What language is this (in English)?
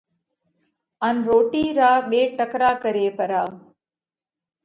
Parkari Koli